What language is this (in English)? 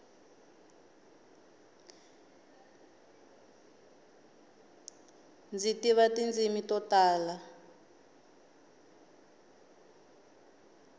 Tsonga